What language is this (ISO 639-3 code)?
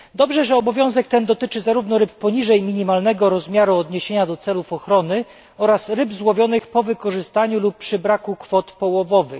pol